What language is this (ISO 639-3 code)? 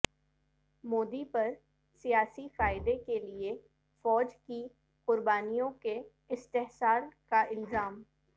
urd